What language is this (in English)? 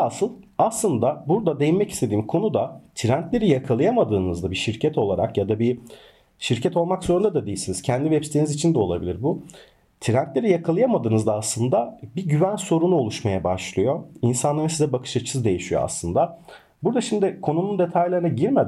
Turkish